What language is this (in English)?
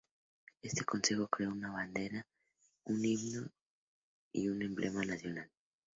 Spanish